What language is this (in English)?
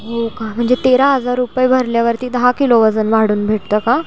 Marathi